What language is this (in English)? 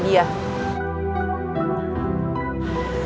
Indonesian